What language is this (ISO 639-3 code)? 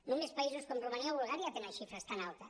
cat